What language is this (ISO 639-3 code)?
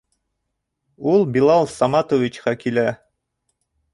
bak